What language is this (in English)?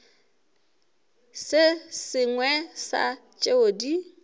Northern Sotho